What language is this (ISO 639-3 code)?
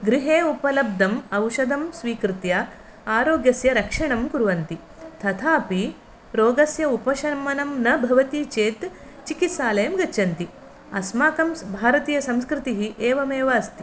san